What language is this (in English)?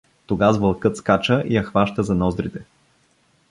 Bulgarian